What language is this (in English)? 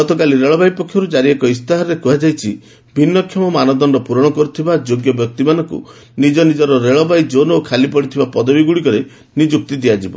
Odia